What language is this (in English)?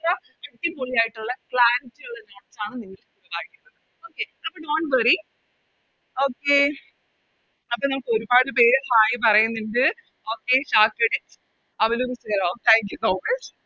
Malayalam